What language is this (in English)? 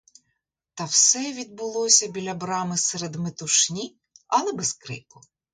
Ukrainian